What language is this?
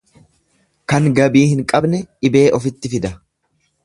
Oromo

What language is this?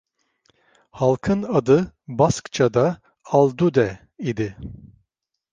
Turkish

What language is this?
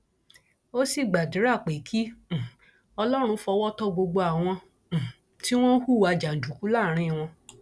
Yoruba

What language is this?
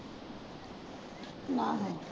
Punjabi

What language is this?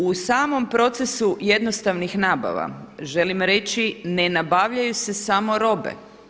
Croatian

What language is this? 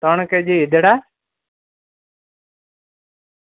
Gujarati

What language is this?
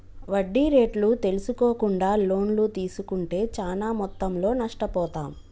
Telugu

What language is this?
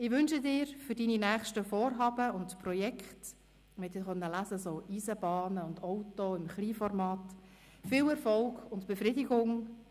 Swiss German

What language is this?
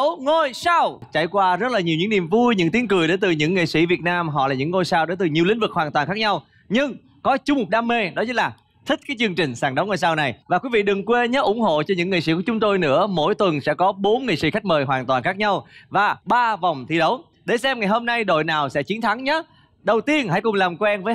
Vietnamese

